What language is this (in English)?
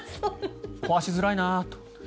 Japanese